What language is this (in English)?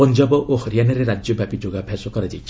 Odia